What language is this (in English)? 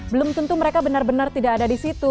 Indonesian